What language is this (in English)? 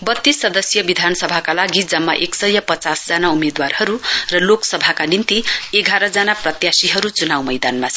Nepali